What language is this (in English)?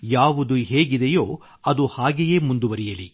Kannada